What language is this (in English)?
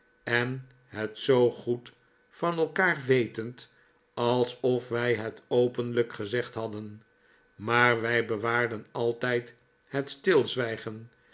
Dutch